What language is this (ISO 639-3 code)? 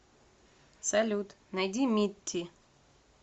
rus